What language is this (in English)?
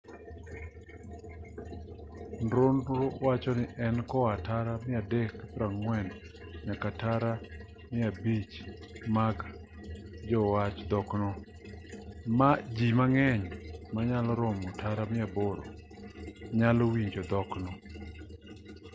Luo (Kenya and Tanzania)